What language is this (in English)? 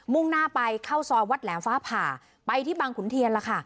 Thai